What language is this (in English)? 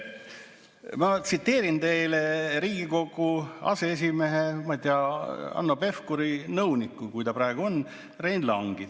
Estonian